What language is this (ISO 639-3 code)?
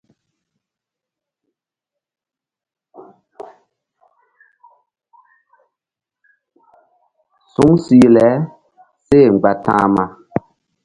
mdd